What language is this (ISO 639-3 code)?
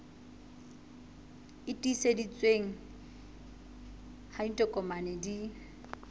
sot